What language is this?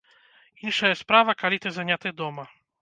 Belarusian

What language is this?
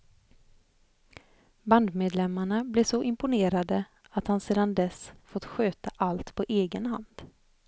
Swedish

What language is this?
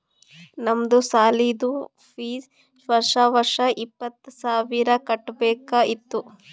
Kannada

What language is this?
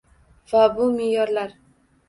Uzbek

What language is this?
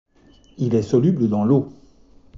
French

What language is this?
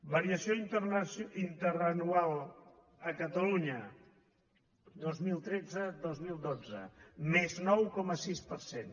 Catalan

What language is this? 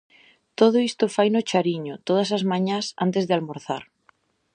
Galician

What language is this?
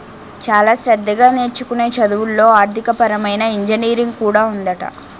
Telugu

